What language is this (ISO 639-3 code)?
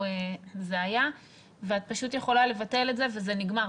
heb